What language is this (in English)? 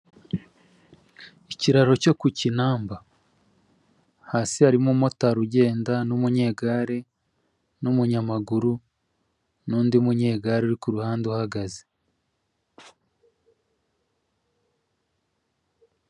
Kinyarwanda